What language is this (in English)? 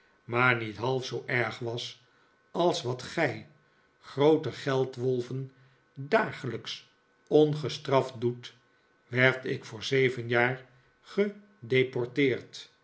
Dutch